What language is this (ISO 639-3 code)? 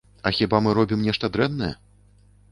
bel